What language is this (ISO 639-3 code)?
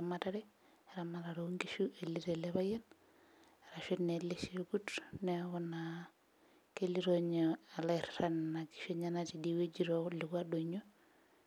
mas